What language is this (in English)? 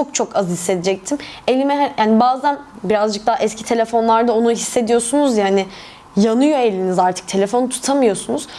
Turkish